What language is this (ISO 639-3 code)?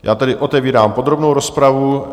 ces